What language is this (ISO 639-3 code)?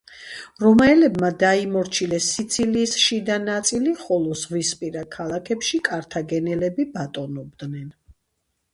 kat